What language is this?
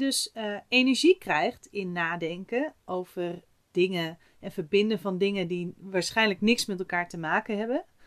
Dutch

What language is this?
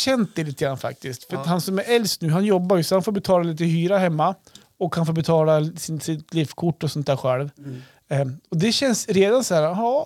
Swedish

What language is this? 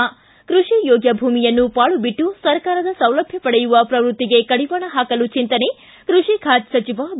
Kannada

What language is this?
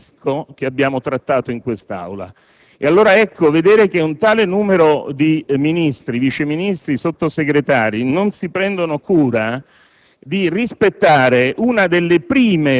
Italian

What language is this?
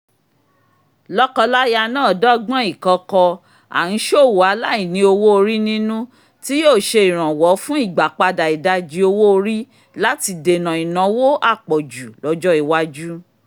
Yoruba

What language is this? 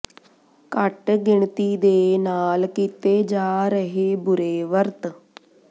Punjabi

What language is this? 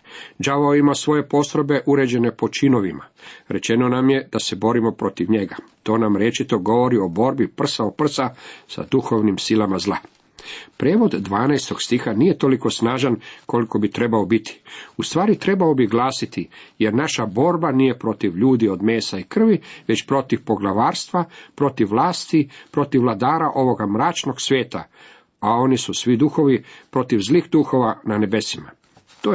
Croatian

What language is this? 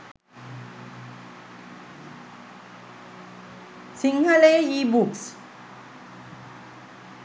Sinhala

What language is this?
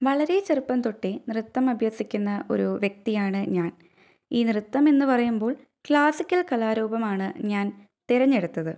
Malayalam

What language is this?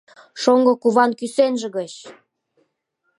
Mari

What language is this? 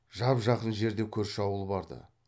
Kazakh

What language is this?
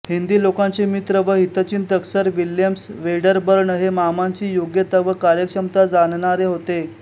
Marathi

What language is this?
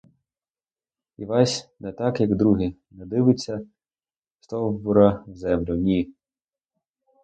Ukrainian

